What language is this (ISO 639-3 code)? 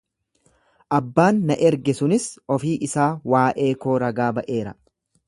orm